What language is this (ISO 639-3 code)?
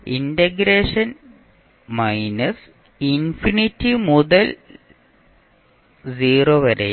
mal